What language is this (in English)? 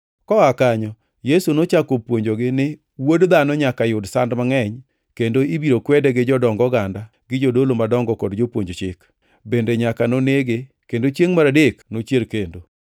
Luo (Kenya and Tanzania)